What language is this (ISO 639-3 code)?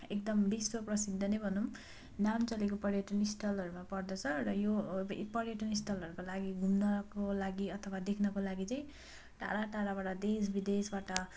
nep